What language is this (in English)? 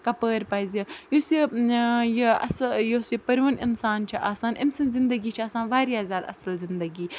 Kashmiri